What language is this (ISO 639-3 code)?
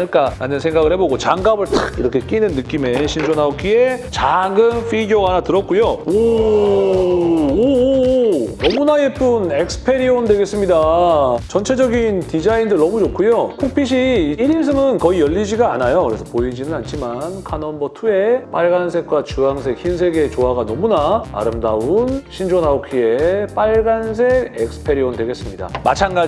kor